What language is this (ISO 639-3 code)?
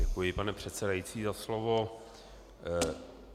ces